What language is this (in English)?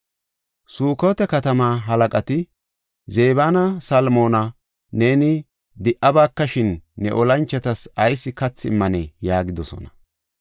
Gofa